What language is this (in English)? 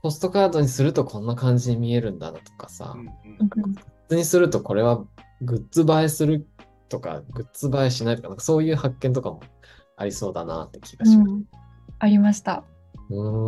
Japanese